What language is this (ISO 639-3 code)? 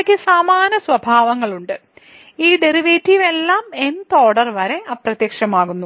mal